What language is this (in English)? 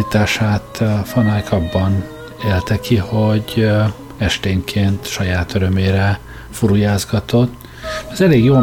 Hungarian